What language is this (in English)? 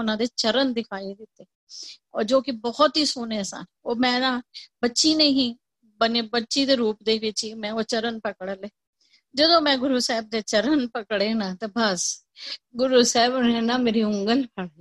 Punjabi